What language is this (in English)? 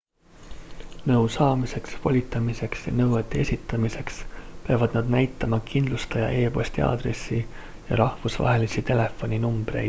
Estonian